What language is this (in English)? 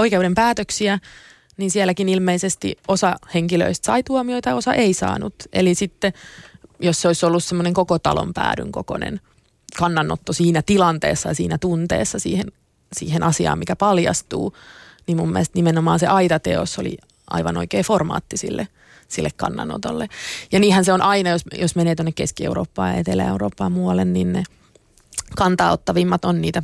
Finnish